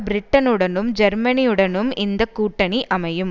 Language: Tamil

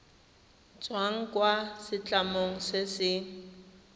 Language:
Tswana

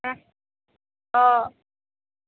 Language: Assamese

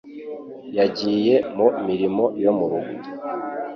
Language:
Kinyarwanda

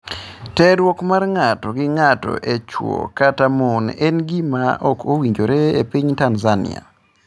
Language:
Luo (Kenya and Tanzania)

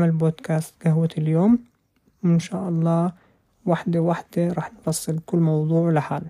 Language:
Arabic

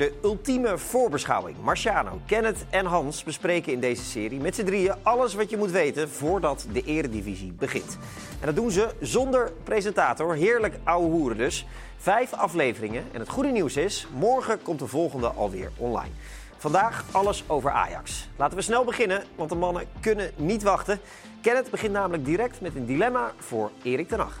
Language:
Dutch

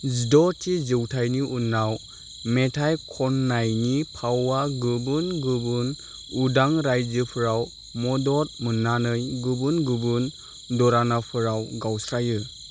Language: Bodo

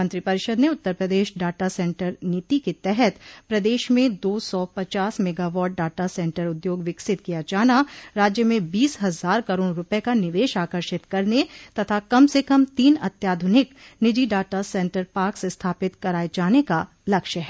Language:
Hindi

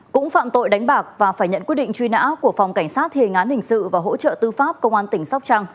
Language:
Vietnamese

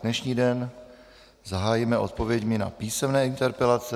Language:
Czech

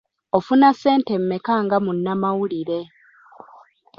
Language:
Ganda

